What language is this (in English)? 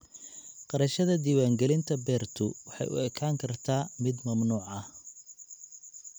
Somali